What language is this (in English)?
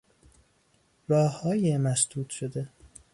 Persian